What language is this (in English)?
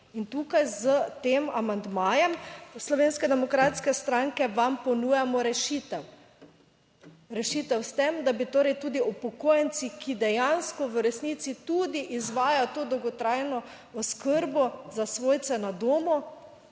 Slovenian